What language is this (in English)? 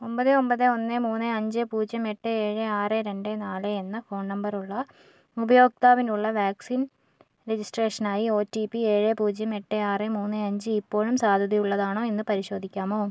Malayalam